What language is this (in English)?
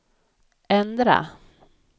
Swedish